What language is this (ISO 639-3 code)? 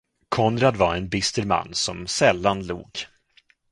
swe